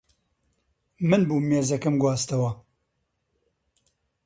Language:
Central Kurdish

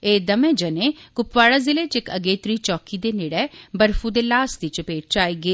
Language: Dogri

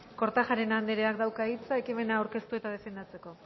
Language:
Basque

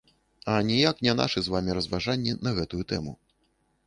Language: Belarusian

